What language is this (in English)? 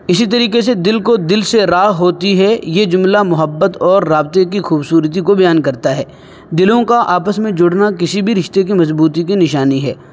Urdu